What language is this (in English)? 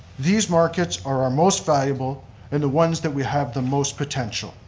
English